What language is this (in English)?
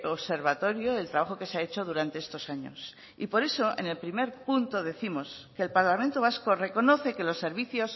Spanish